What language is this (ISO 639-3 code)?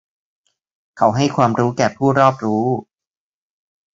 tha